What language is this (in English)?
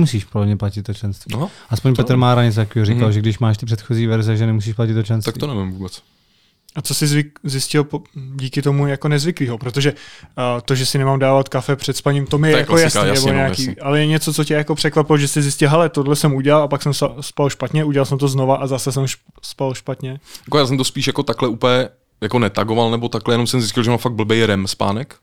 Czech